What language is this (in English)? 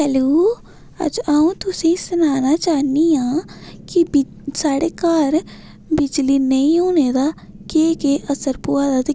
Dogri